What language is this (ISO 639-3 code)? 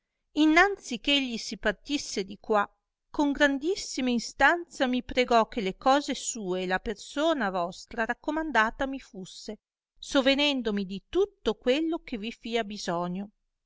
ita